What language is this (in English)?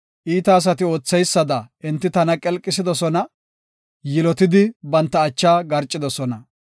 Gofa